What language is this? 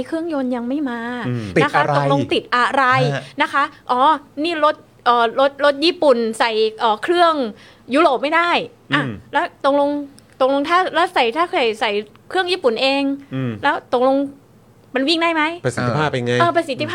Thai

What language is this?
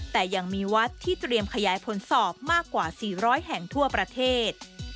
Thai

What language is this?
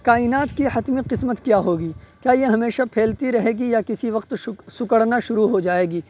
Urdu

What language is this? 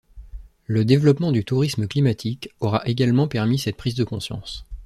French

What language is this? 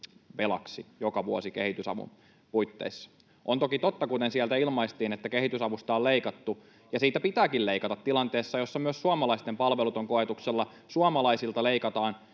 Finnish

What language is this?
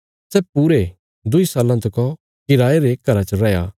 Bilaspuri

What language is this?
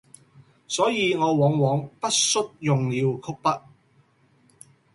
Cantonese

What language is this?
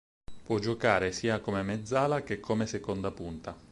Italian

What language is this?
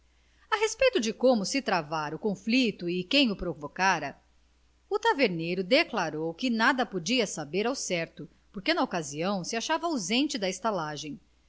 Portuguese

